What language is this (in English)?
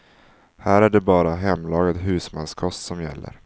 Swedish